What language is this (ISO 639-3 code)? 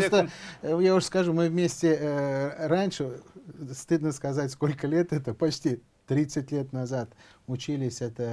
rus